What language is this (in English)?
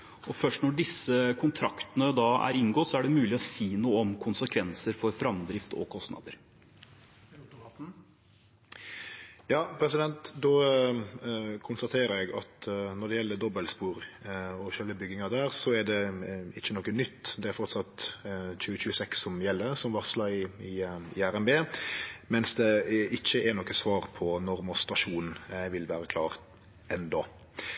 Norwegian